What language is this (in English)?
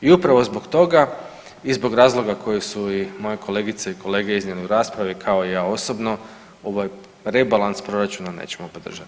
Croatian